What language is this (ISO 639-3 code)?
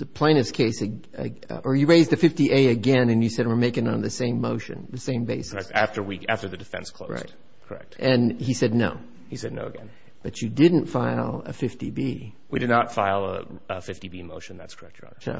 eng